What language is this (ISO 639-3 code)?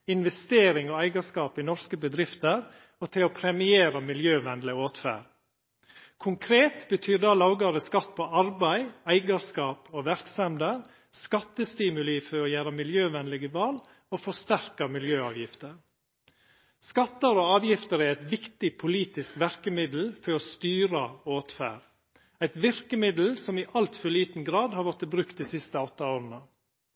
nno